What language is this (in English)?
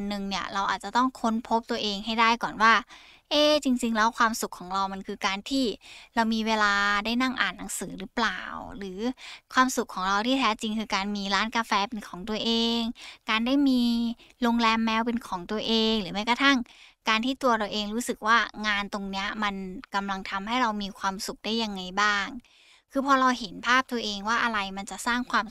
Thai